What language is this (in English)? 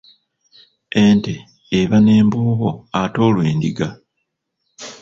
Ganda